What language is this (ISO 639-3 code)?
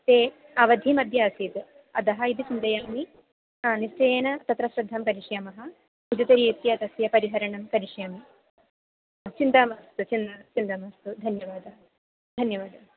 san